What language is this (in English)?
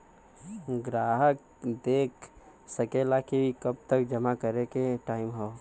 Bhojpuri